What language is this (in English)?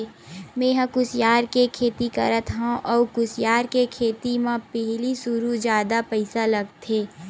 Chhattisgarhi